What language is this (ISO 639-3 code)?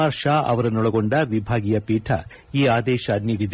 kan